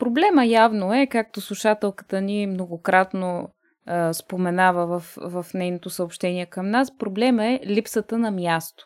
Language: Bulgarian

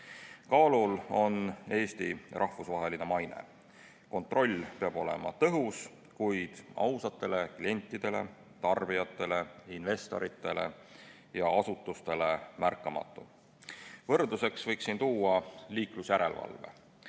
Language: Estonian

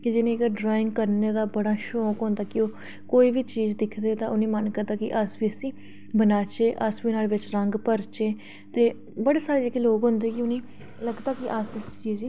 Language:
Dogri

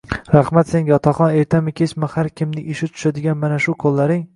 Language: Uzbek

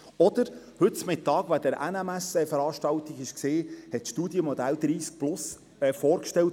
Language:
Swiss German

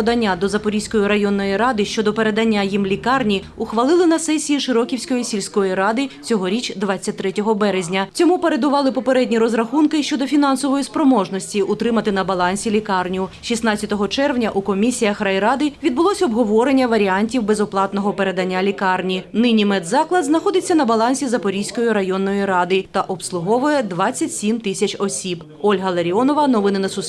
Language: Ukrainian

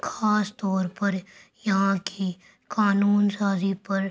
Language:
Urdu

